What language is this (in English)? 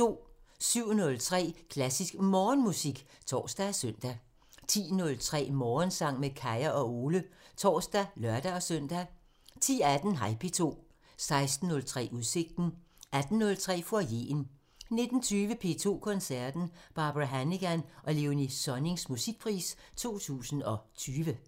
Danish